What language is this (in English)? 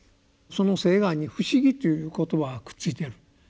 Japanese